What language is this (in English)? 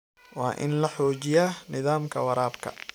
Somali